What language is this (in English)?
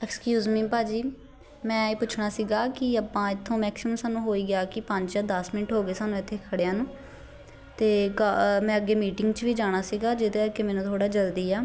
Punjabi